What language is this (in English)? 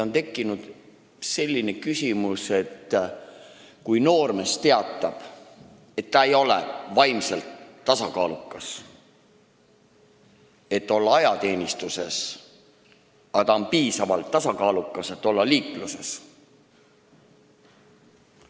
Estonian